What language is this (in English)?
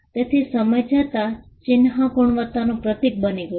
Gujarati